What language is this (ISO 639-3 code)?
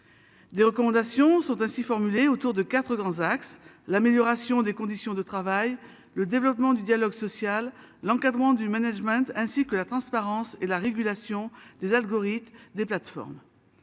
fra